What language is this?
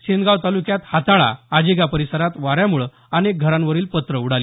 Marathi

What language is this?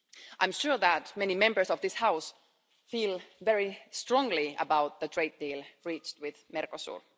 English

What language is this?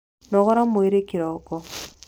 Kikuyu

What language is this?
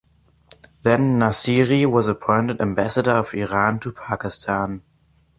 English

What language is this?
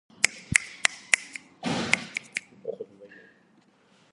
Azerbaijani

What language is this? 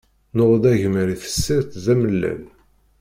Kabyle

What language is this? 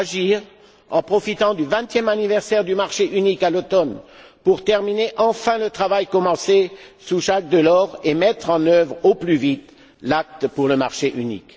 French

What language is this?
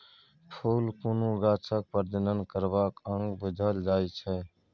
Maithili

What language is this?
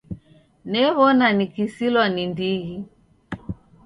Taita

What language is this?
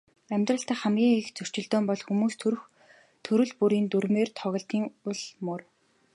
Mongolian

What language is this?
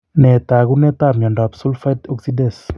Kalenjin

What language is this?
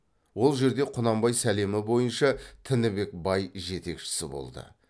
Kazakh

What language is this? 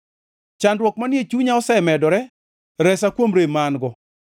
Luo (Kenya and Tanzania)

